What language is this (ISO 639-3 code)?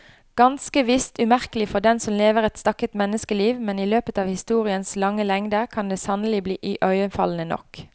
nor